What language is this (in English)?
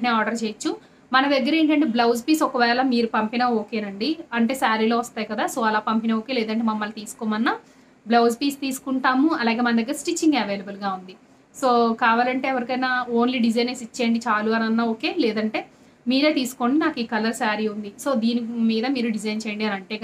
Hindi